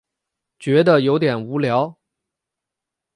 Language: Chinese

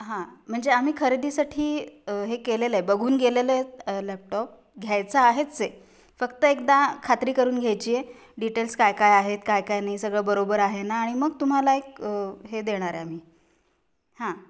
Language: Marathi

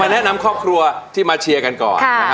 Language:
Thai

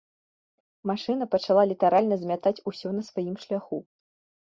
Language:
Belarusian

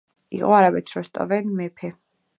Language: Georgian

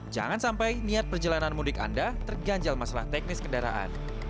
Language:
Indonesian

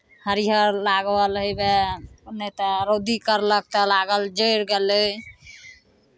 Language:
Maithili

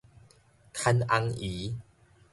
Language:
Min Nan Chinese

